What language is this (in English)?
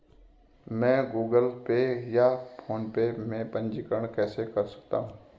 Hindi